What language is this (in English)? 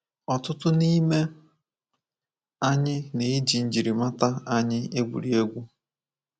Igbo